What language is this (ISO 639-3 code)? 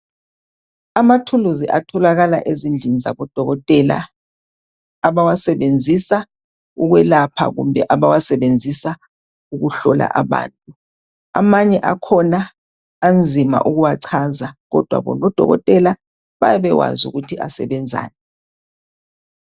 nde